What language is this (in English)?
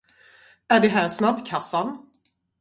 Swedish